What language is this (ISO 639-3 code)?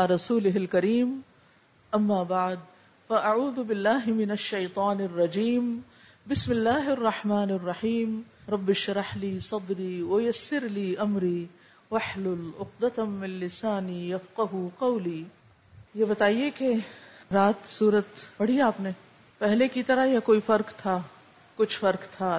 urd